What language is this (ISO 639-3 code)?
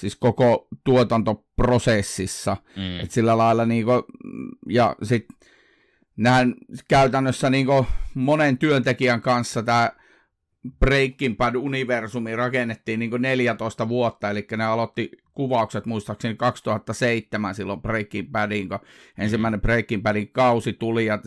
fin